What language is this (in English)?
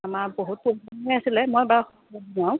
Assamese